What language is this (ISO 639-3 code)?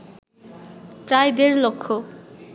ben